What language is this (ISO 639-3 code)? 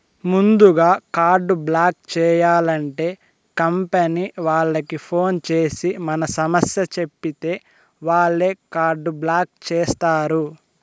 tel